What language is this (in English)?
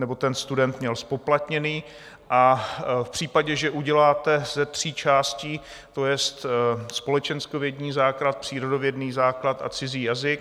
Czech